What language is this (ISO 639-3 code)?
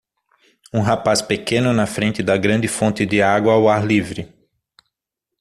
por